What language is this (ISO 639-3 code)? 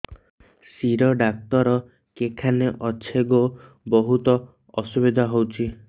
ori